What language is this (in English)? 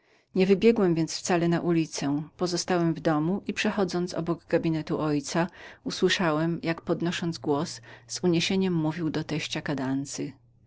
Polish